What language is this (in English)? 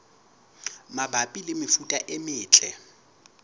Southern Sotho